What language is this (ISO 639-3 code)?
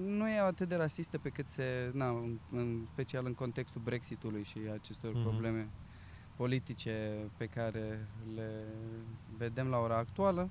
ron